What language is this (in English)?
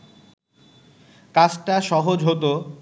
Bangla